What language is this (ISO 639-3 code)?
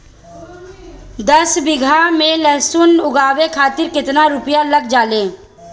bho